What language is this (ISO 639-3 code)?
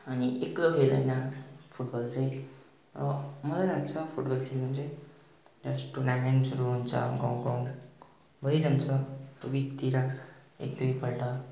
nep